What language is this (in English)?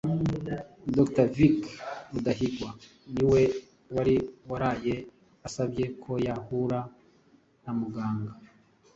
Kinyarwanda